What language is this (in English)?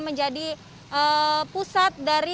Indonesian